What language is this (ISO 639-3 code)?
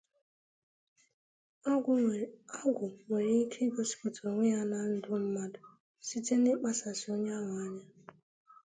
ibo